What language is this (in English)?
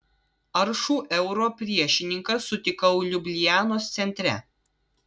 Lithuanian